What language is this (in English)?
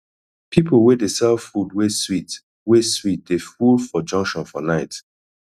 Nigerian Pidgin